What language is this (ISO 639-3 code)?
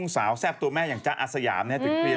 tha